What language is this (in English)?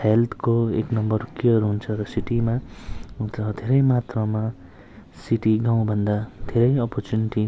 Nepali